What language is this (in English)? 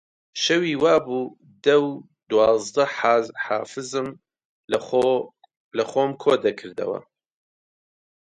Central Kurdish